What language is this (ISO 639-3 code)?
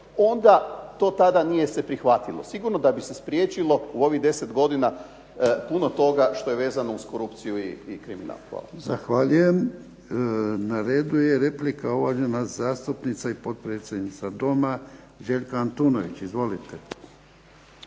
hrv